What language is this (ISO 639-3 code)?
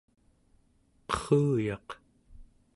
esu